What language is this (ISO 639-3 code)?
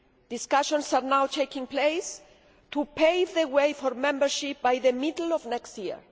eng